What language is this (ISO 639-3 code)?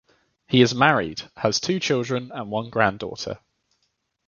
eng